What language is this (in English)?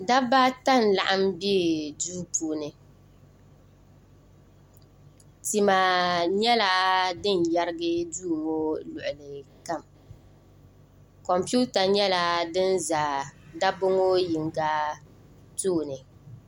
Dagbani